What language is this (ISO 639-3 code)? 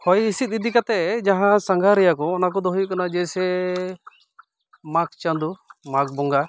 sat